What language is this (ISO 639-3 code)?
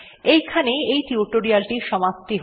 ben